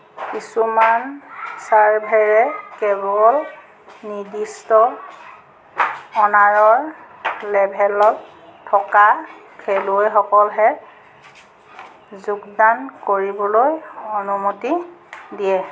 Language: Assamese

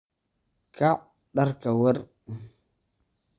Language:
Somali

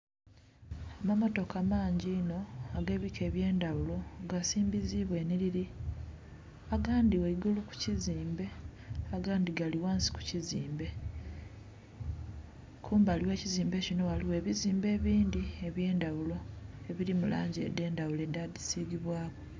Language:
Soga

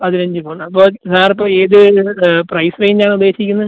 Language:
Malayalam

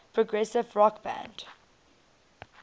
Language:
English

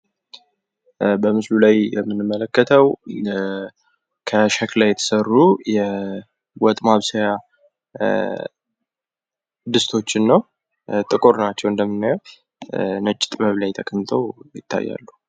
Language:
Amharic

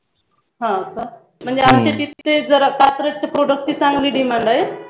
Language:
Marathi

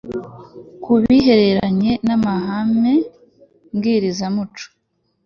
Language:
Kinyarwanda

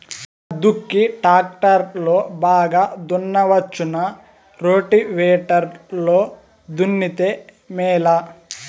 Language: Telugu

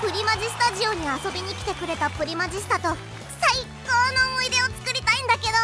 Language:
Japanese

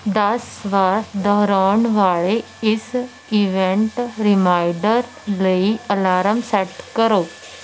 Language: Punjabi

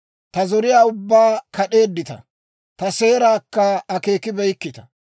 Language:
Dawro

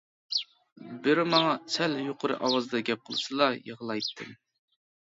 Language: Uyghur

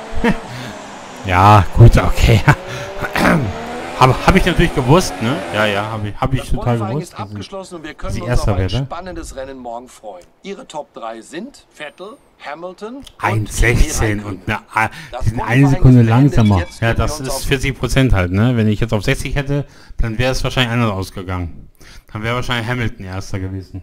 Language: German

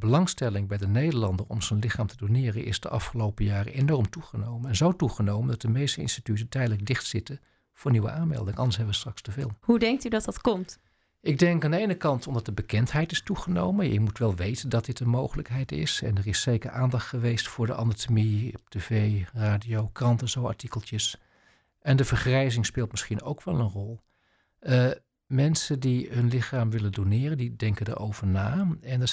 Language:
Dutch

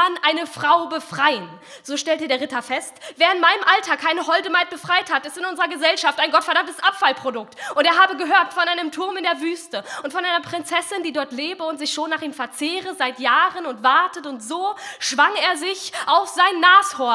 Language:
German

